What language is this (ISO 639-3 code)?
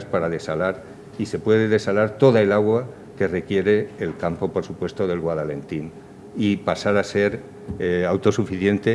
spa